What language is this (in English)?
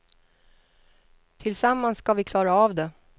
Swedish